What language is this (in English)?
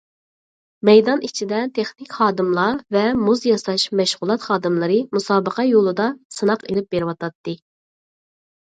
Uyghur